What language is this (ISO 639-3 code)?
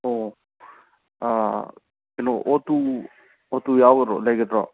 mni